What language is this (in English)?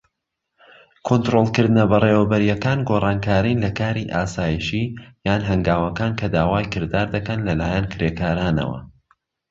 Central Kurdish